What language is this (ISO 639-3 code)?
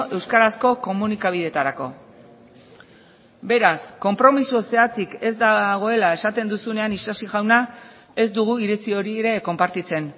eus